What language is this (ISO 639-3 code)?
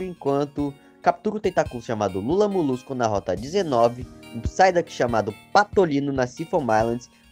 por